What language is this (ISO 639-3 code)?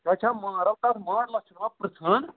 kas